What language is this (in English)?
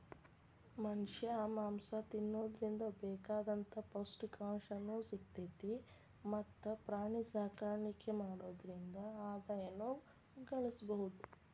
Kannada